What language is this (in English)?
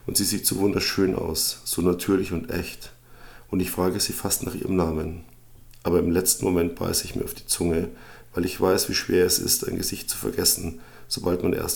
German